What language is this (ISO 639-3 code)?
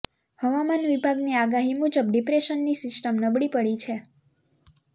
guj